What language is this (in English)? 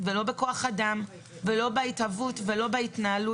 Hebrew